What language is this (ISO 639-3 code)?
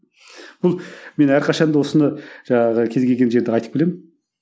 kaz